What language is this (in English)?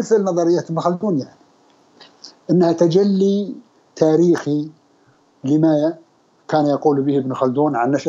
Arabic